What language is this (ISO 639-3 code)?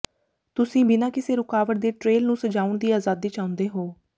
pan